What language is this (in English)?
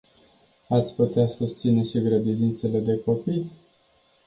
Romanian